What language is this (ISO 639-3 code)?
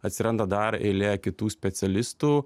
lit